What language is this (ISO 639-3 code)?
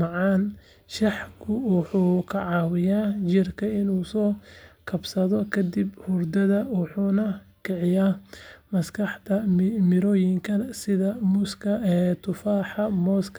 som